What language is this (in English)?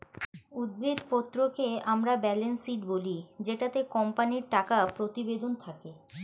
Bangla